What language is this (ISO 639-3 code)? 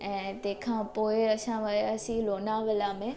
snd